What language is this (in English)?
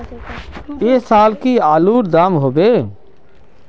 Magahi